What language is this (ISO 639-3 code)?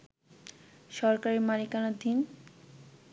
ben